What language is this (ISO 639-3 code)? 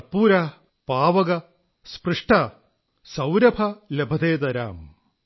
mal